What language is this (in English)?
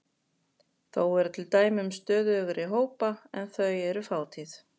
Icelandic